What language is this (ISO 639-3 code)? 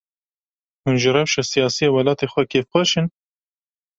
kur